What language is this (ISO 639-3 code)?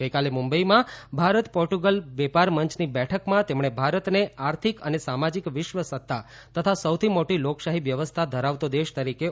guj